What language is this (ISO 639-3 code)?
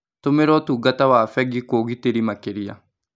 kik